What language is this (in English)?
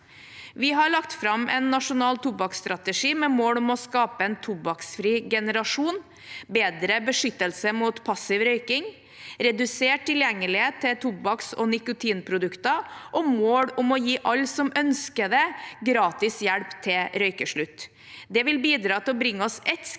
Norwegian